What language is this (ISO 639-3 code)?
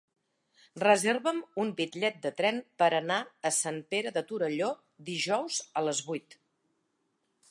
cat